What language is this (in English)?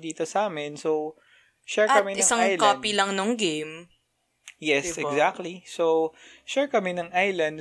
Filipino